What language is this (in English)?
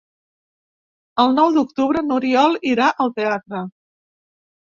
Catalan